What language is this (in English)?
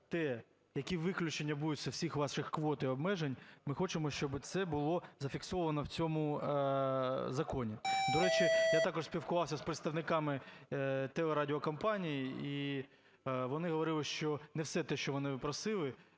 Ukrainian